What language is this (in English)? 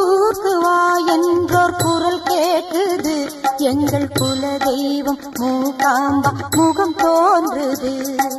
Arabic